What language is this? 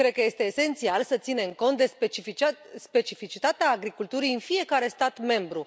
Romanian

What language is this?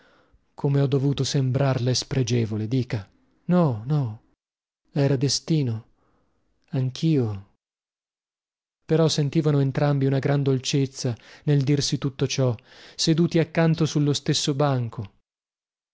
Italian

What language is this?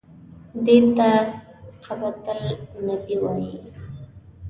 Pashto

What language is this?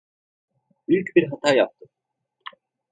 Turkish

